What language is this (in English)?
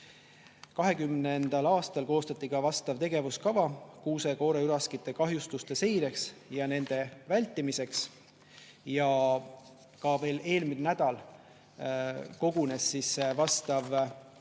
Estonian